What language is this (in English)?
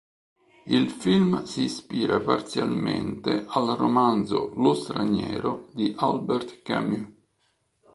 Italian